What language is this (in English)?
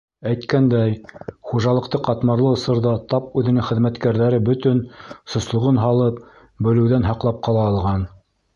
Bashkir